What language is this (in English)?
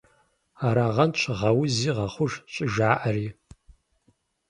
Kabardian